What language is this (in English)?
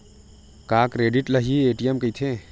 Chhattisgarhi